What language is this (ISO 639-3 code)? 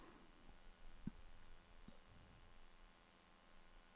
nor